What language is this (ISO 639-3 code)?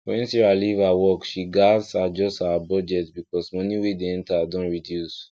pcm